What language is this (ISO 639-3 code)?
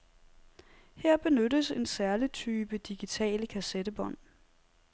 dan